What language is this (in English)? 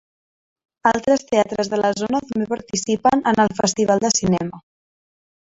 Catalan